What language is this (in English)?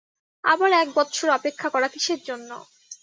Bangla